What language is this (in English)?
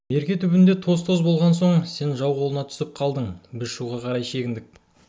Kazakh